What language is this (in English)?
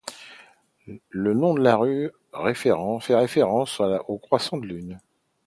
French